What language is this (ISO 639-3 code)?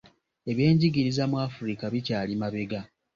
lug